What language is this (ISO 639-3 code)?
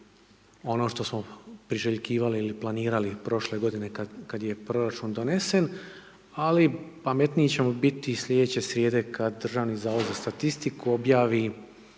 hrv